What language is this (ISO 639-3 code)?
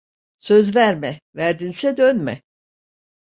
tur